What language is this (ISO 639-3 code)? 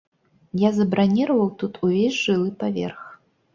bel